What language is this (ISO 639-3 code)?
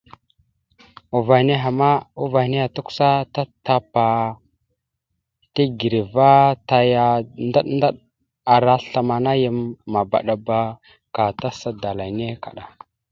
mxu